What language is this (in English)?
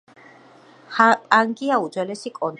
Georgian